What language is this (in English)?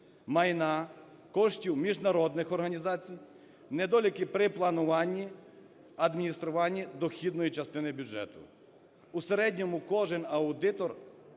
Ukrainian